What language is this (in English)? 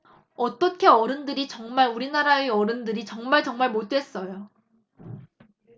Korean